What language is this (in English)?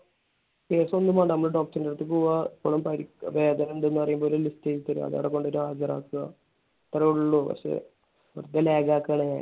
Malayalam